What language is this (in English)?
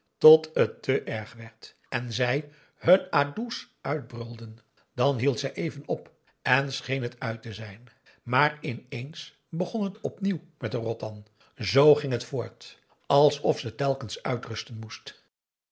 Dutch